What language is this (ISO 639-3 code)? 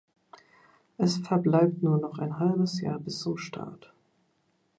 deu